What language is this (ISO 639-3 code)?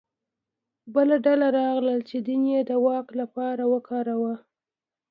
pus